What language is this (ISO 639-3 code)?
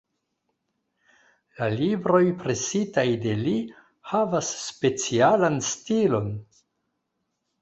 epo